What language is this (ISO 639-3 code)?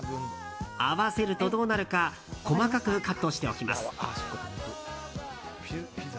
jpn